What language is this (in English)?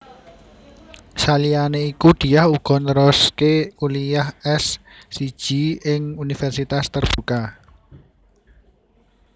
Javanese